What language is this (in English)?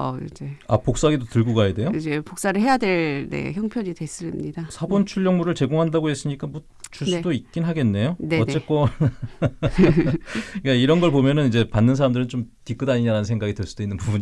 Korean